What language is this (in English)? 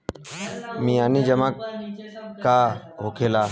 Bhojpuri